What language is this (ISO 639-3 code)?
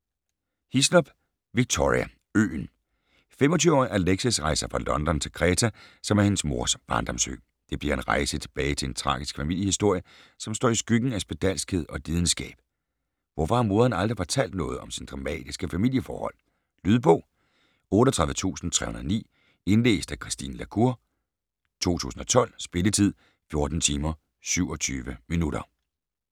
dan